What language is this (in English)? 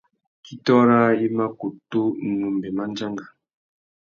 Tuki